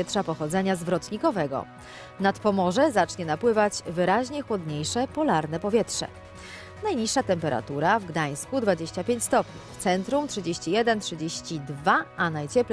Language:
Polish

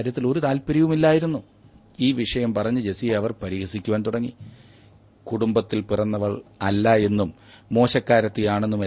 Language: Malayalam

